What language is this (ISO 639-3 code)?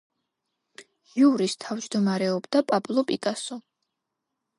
kat